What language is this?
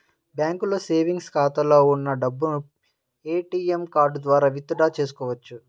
Telugu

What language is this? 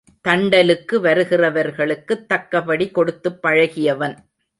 Tamil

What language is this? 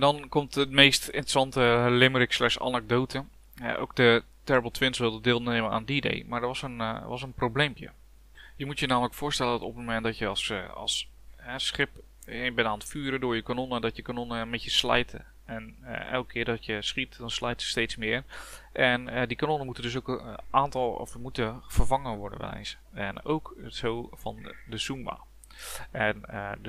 Dutch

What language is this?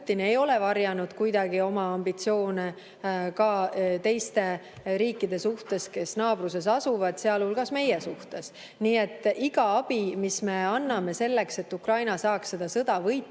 Estonian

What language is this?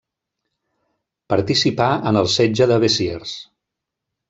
Catalan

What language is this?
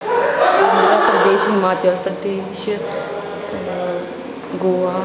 Punjabi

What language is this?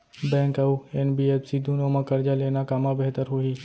Chhattisgarhi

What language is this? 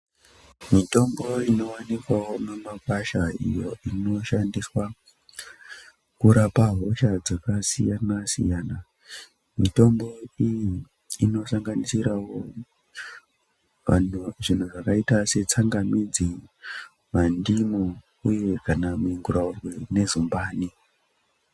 Ndau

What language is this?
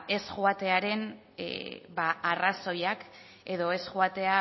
Basque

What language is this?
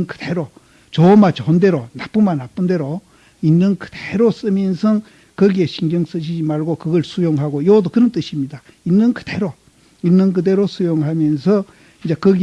Korean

